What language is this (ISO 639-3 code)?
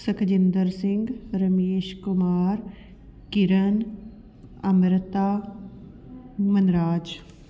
pan